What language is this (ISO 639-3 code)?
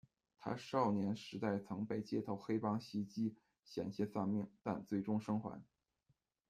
zho